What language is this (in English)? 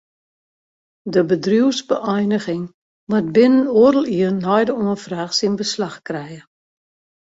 Western Frisian